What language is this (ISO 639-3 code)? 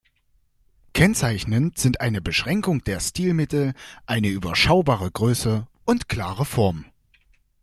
deu